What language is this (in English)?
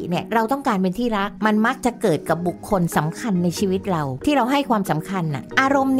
Thai